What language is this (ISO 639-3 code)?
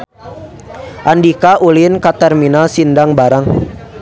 sun